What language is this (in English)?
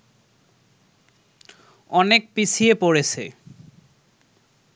Bangla